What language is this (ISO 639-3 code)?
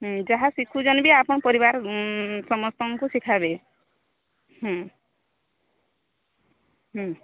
ori